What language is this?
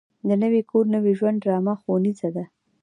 Pashto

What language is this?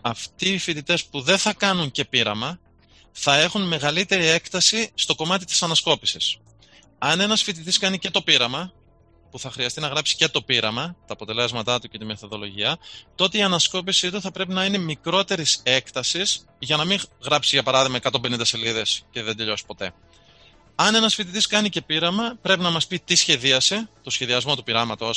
Greek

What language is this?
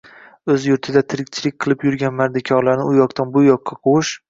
Uzbek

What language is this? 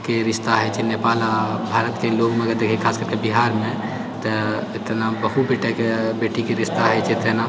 Maithili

